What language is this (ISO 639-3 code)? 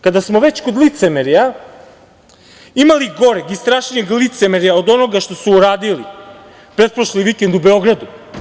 srp